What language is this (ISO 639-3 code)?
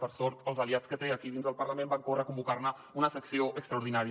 cat